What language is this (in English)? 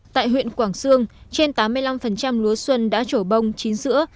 Vietnamese